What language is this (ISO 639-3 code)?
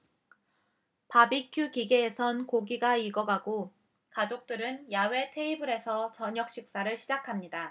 kor